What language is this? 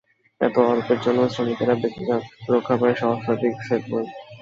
Bangla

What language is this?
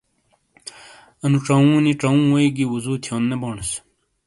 Shina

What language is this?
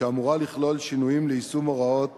Hebrew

